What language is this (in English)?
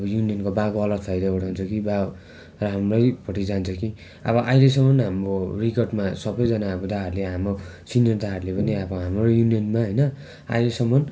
Nepali